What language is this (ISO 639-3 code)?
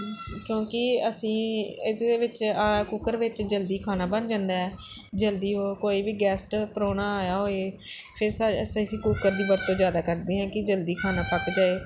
pan